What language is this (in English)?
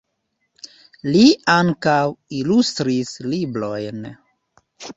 Esperanto